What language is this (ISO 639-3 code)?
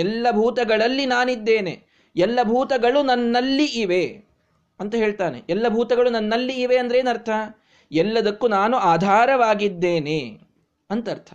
kan